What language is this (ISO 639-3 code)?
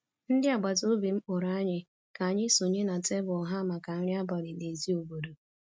ibo